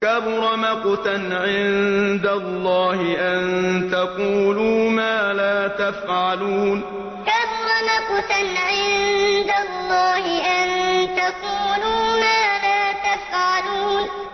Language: Arabic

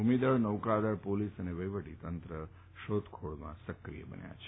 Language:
Gujarati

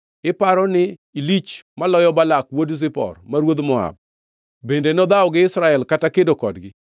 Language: Luo (Kenya and Tanzania)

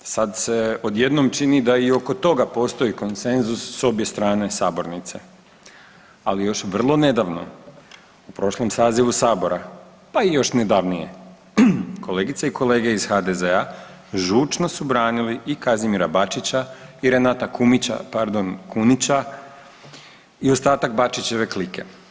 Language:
Croatian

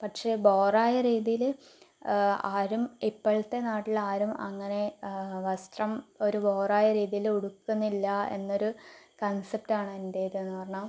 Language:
Malayalam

